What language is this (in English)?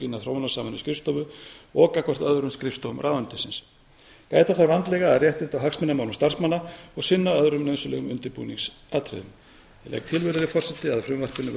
Icelandic